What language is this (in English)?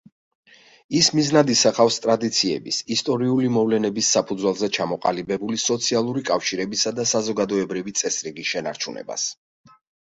Georgian